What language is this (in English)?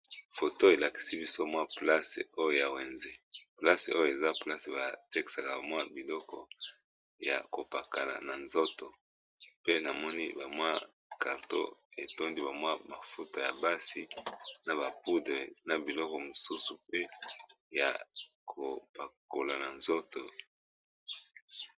Lingala